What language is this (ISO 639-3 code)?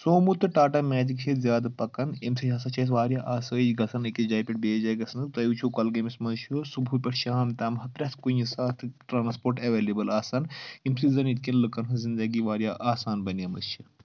kas